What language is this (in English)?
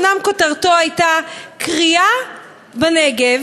Hebrew